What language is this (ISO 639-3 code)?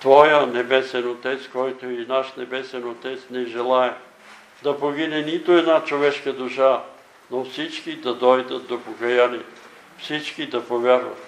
bul